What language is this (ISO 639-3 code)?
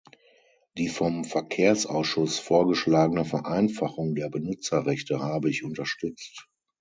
deu